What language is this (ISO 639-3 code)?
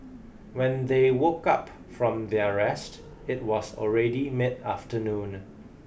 eng